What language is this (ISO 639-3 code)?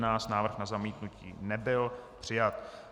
ces